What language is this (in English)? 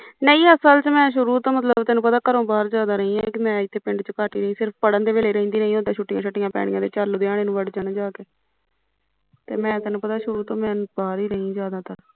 Punjabi